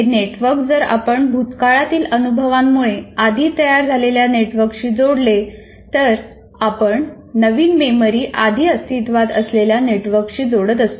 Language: Marathi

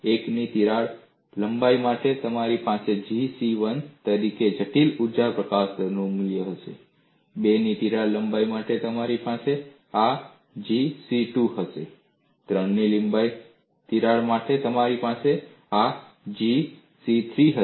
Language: Gujarati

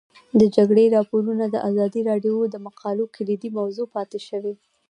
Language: Pashto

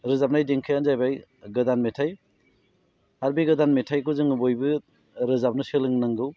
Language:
Bodo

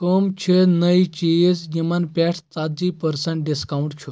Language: Kashmiri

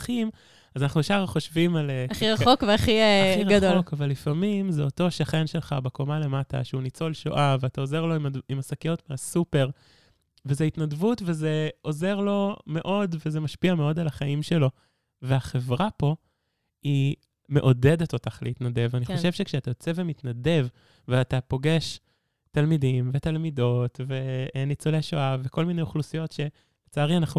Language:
Hebrew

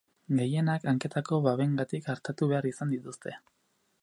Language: Basque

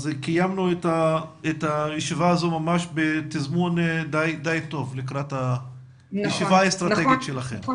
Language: Hebrew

